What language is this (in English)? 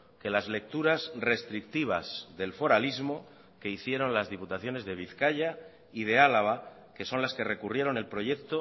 Spanish